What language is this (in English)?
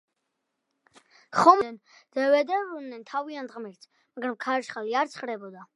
Georgian